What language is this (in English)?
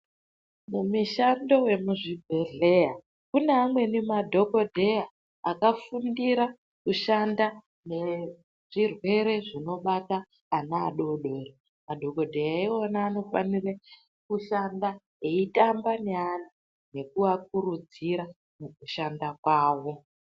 Ndau